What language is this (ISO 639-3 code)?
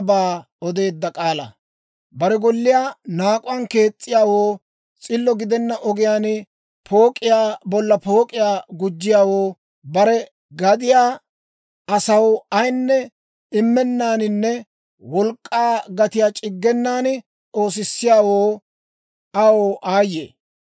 dwr